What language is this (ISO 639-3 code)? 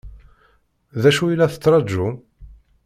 kab